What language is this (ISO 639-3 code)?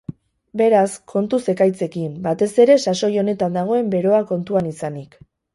eus